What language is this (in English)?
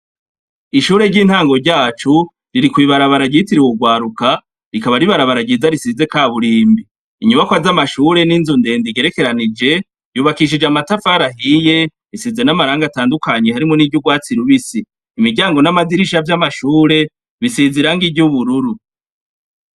Rundi